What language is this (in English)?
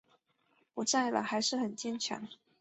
Chinese